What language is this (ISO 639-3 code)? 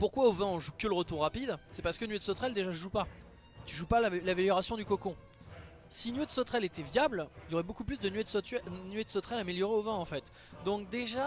fra